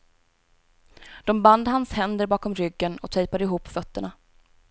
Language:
Swedish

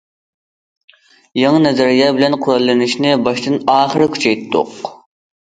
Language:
Uyghur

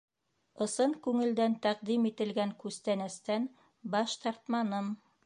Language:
Bashkir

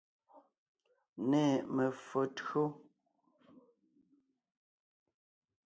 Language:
Ngiemboon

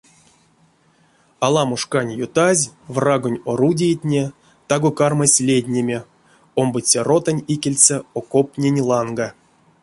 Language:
Erzya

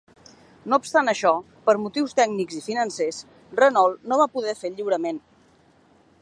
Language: Catalan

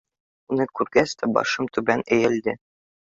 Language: Bashkir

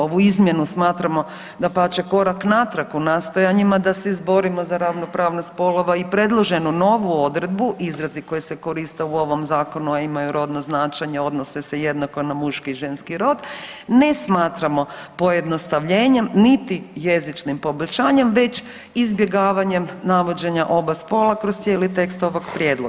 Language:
Croatian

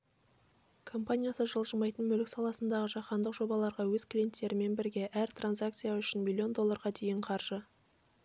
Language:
Kazakh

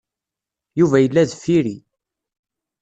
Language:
Kabyle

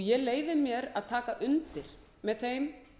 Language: Icelandic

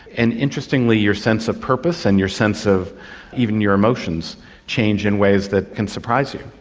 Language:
English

